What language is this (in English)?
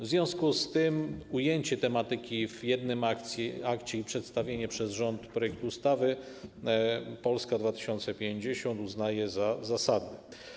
Polish